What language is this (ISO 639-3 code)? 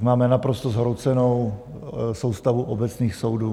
ces